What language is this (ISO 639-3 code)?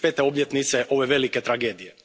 hrv